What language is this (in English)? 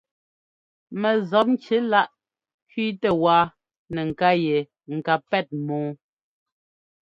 Ngomba